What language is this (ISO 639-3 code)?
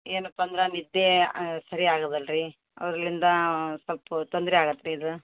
kan